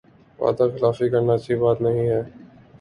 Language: Urdu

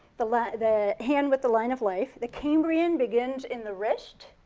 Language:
English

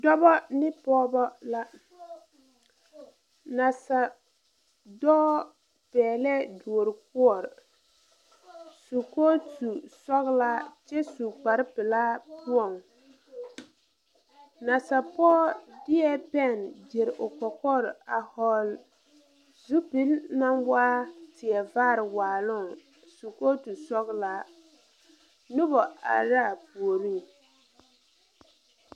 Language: Southern Dagaare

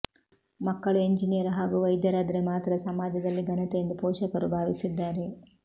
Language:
Kannada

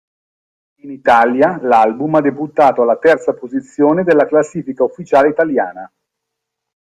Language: Italian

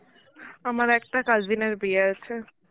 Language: Bangla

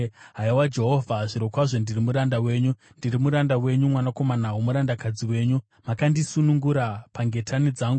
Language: Shona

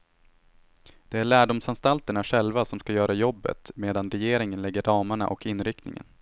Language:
Swedish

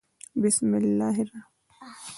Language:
Pashto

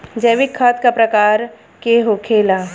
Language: Bhojpuri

